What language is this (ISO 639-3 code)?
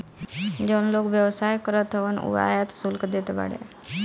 bho